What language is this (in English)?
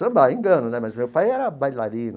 Portuguese